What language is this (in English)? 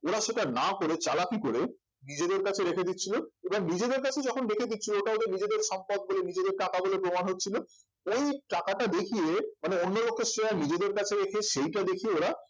Bangla